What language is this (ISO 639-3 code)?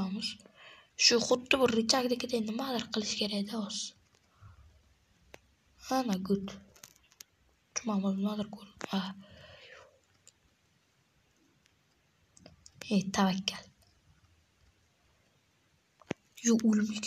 ara